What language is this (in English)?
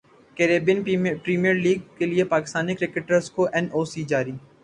Urdu